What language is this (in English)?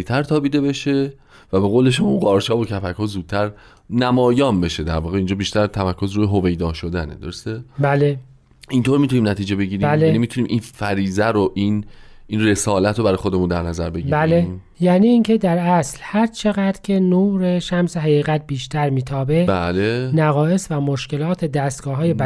Persian